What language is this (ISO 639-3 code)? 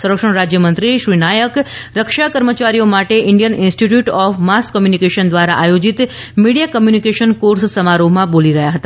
guj